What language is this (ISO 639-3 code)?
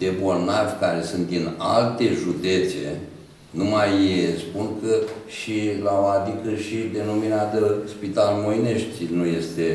ron